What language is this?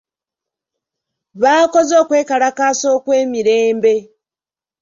Ganda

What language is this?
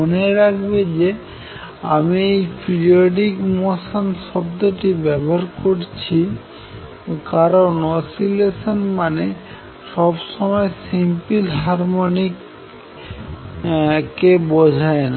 Bangla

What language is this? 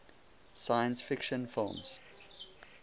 English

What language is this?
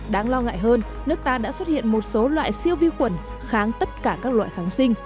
Vietnamese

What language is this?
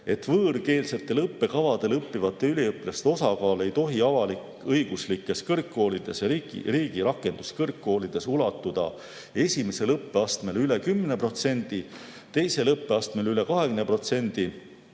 Estonian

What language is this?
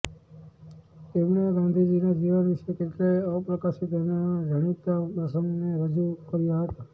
Gujarati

